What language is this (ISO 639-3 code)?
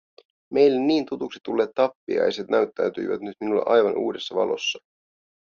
fin